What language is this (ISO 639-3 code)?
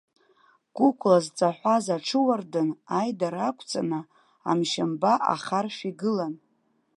abk